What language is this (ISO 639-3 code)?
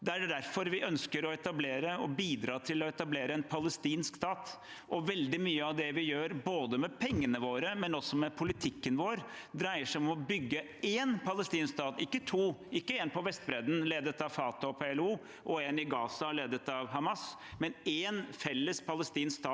nor